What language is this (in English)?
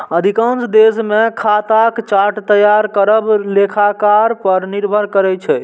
Maithili